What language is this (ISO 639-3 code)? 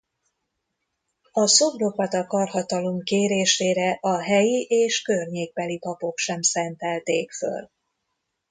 hun